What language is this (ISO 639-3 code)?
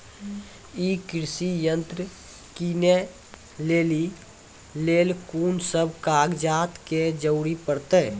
mai